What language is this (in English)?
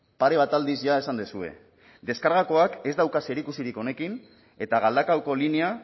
Basque